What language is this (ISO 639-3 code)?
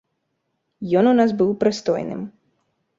bel